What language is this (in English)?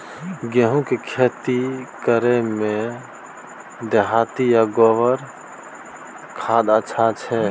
Maithili